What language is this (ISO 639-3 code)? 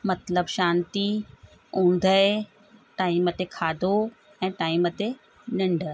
snd